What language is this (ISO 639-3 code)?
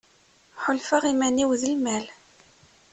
kab